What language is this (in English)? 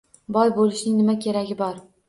Uzbek